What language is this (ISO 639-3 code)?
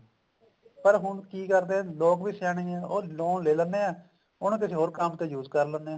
pan